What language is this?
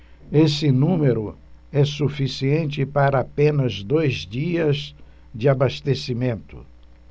Portuguese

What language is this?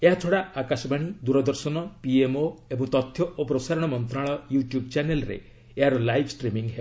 Odia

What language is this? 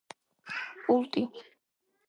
Georgian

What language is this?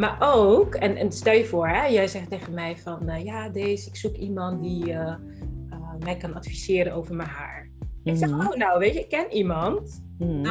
Dutch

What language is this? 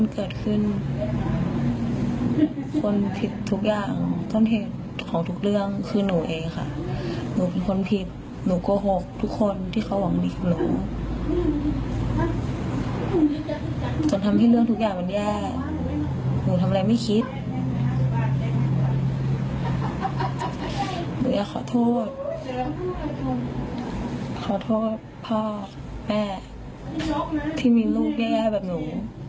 Thai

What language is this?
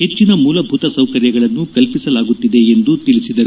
Kannada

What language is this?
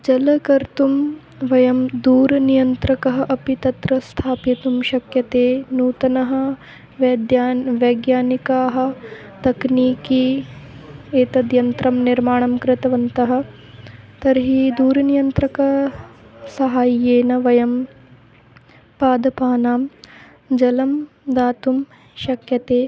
Sanskrit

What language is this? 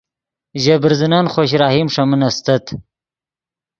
Yidgha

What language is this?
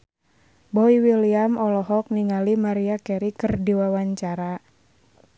Sundanese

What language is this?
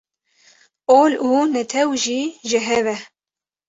Kurdish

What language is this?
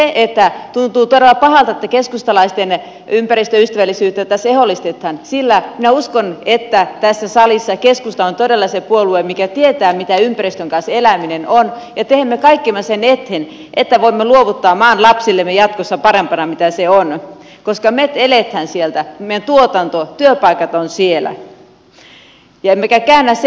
Finnish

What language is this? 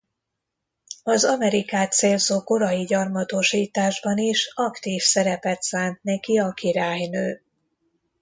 Hungarian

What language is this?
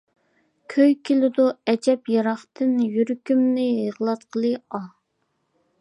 Uyghur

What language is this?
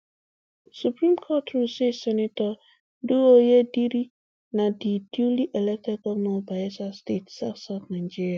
Nigerian Pidgin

